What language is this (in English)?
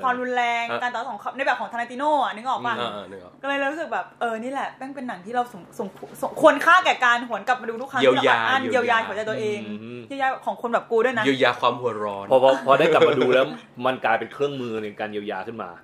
Thai